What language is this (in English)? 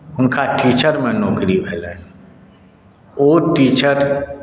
Maithili